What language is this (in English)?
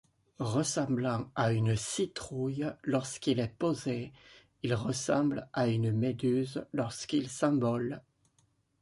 French